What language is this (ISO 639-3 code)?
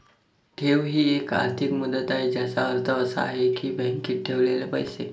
mar